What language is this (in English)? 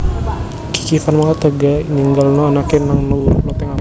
Javanese